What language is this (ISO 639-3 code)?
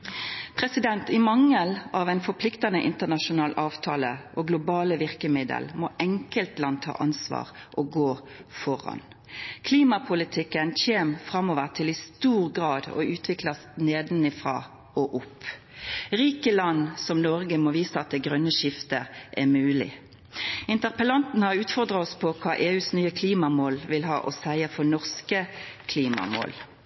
nno